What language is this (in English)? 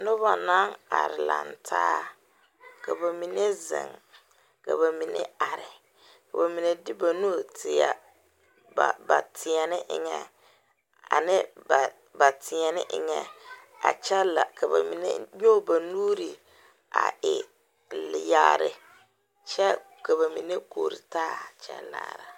Southern Dagaare